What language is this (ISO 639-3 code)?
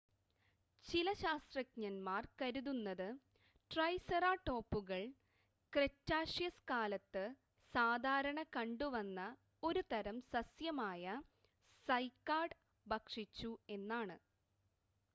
mal